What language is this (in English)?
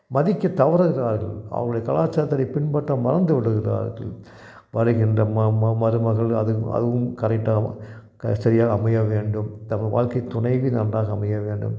Tamil